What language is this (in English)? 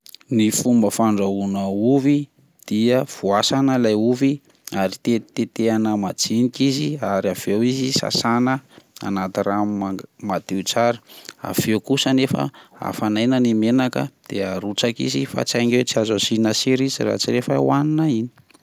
Malagasy